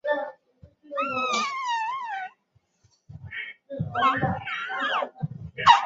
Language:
Chinese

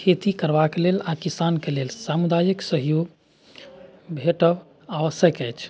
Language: Maithili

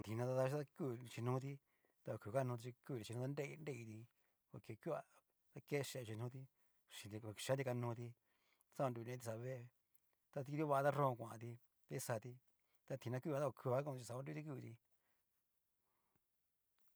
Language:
Cacaloxtepec Mixtec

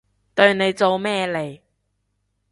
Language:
Cantonese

